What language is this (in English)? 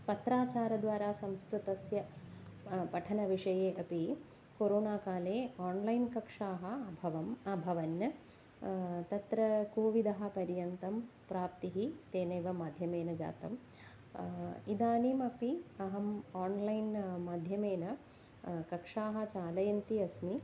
Sanskrit